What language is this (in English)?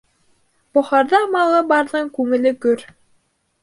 Bashkir